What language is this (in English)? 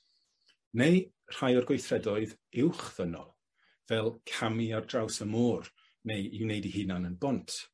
Welsh